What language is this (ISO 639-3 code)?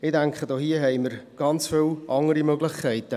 gsw